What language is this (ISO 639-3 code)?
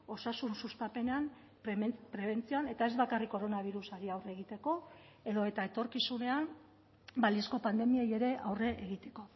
eus